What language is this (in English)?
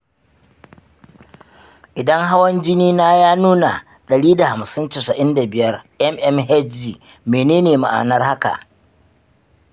Hausa